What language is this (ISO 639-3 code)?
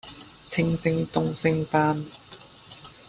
yue